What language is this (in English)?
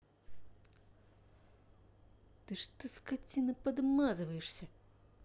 Russian